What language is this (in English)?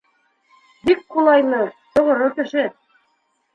Bashkir